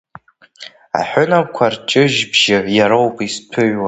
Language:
Abkhazian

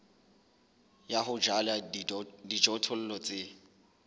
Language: Southern Sotho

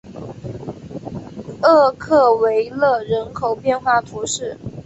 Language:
Chinese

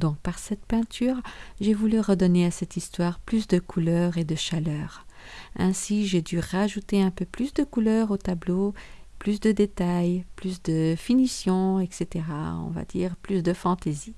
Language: French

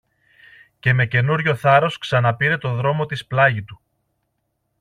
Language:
Greek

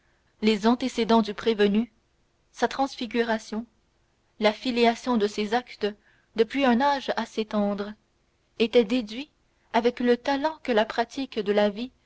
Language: French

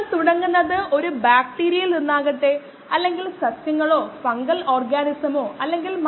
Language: Malayalam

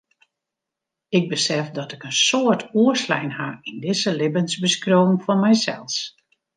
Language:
Western Frisian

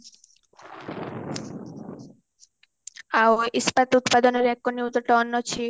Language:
Odia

